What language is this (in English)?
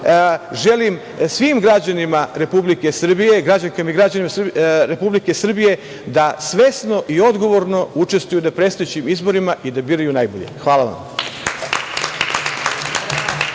Serbian